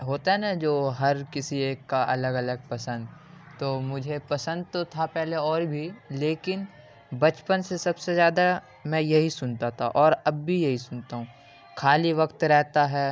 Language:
Urdu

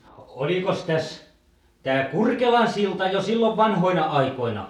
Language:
Finnish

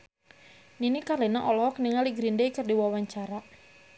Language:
Sundanese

